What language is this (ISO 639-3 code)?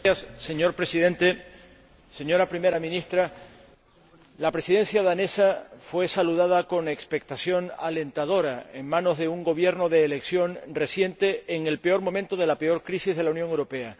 spa